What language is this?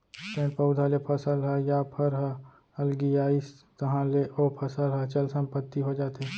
Chhattisgarhi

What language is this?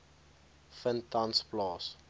Afrikaans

